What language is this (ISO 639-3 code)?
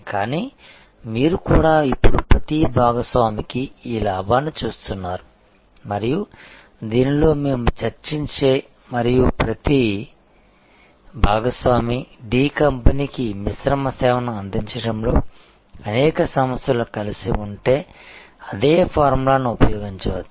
tel